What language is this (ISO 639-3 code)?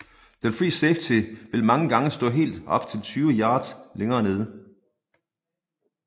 dan